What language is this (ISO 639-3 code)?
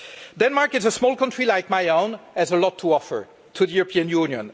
eng